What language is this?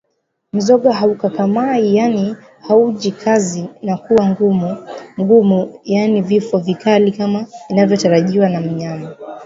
Swahili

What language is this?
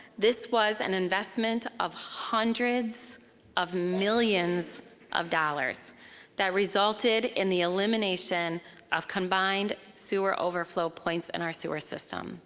English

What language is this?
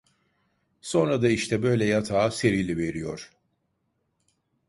Turkish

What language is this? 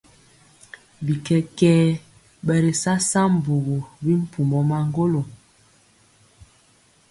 Mpiemo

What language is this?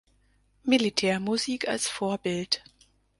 German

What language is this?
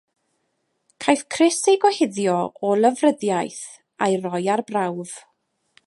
Welsh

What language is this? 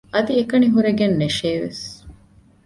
Divehi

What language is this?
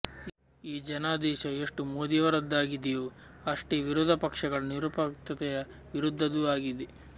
Kannada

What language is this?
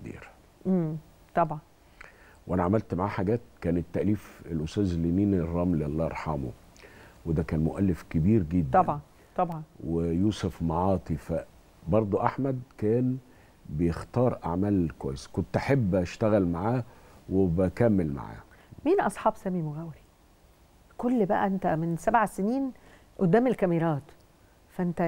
Arabic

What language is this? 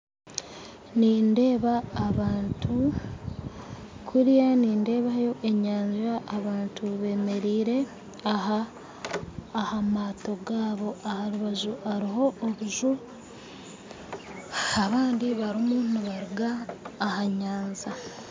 Nyankole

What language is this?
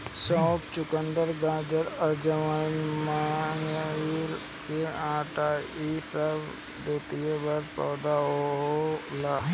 Bhojpuri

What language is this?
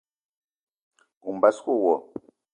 Eton (Cameroon)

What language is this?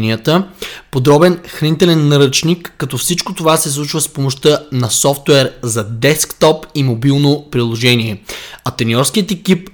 Bulgarian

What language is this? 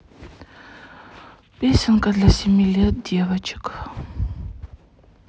Russian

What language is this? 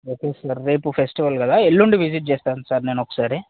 Telugu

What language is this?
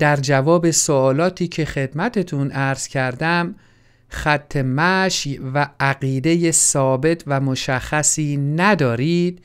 Persian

